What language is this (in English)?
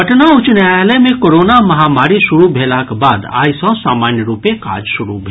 Maithili